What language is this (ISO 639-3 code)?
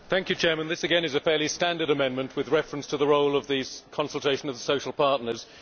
eng